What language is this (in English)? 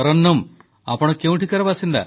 Odia